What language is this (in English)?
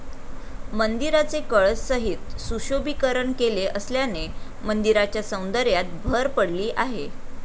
Marathi